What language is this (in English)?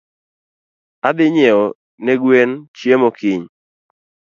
Luo (Kenya and Tanzania)